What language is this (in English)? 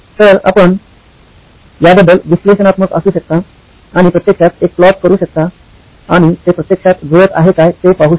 Marathi